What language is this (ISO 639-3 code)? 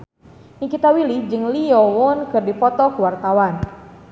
sun